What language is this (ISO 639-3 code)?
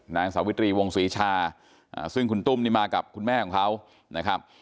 tha